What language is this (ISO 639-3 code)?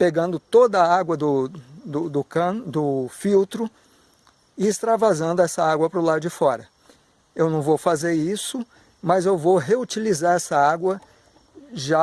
por